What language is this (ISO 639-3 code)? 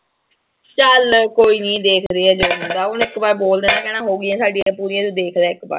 pan